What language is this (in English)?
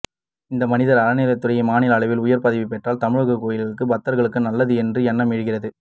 Tamil